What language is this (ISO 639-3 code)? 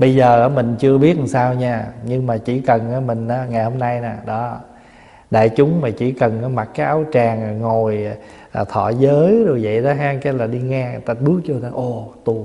vie